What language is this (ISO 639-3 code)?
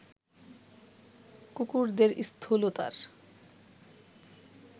ben